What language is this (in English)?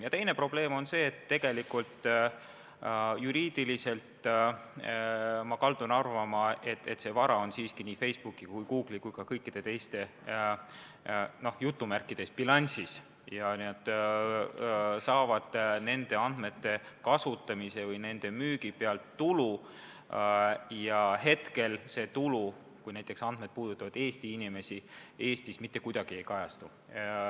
Estonian